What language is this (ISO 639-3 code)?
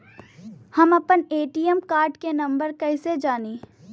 bho